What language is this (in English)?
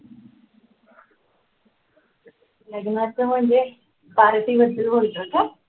Marathi